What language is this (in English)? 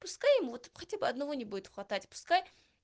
Russian